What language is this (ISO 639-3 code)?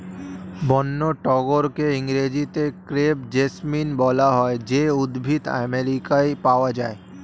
ben